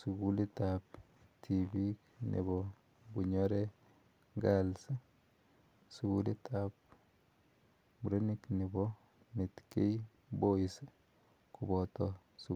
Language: Kalenjin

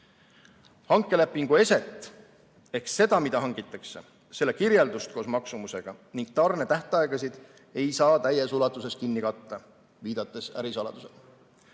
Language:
Estonian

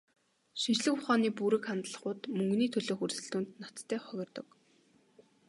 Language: Mongolian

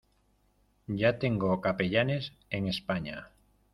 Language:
Spanish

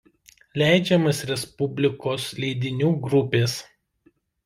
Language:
Lithuanian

